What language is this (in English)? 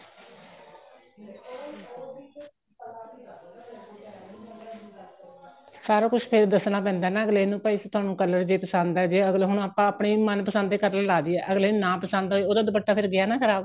Punjabi